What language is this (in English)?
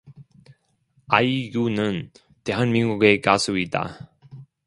Korean